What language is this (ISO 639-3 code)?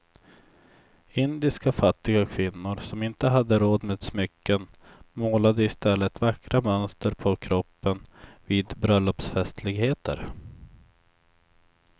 swe